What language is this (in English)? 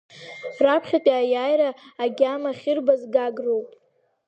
Abkhazian